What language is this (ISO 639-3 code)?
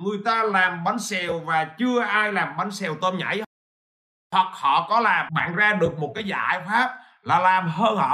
vie